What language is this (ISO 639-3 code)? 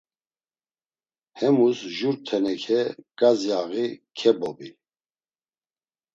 lzz